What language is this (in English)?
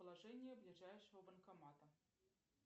Russian